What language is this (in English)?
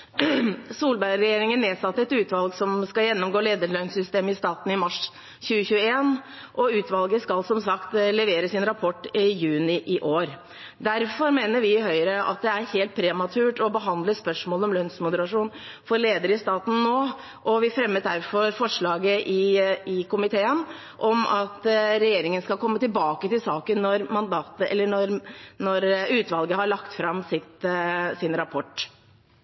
Norwegian Bokmål